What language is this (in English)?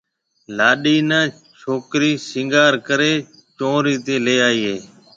Marwari (Pakistan)